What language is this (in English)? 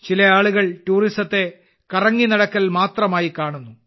Malayalam